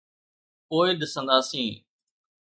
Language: Sindhi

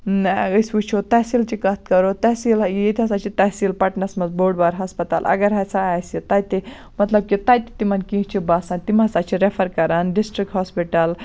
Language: Kashmiri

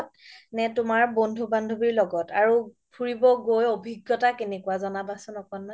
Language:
Assamese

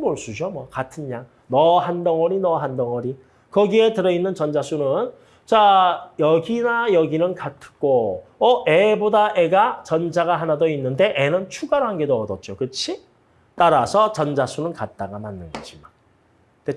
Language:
Korean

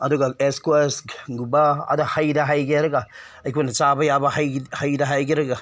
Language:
Manipuri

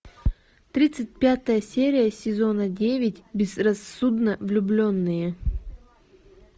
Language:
Russian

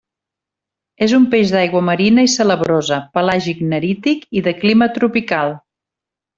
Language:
Catalan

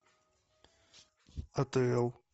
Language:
Russian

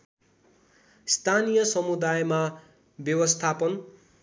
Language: Nepali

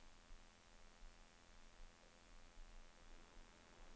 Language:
Swedish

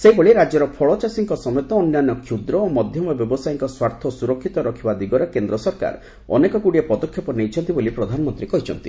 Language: Odia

